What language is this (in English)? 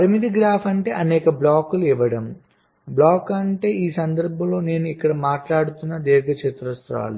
Telugu